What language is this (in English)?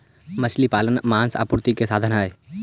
Magahi